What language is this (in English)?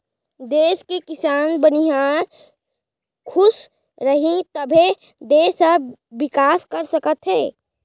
Chhattisgarhi